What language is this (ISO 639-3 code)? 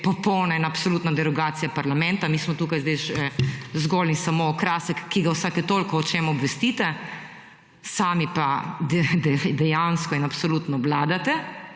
slv